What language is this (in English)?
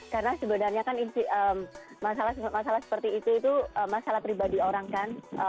Indonesian